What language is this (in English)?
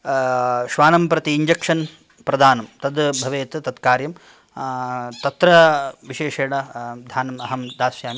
Sanskrit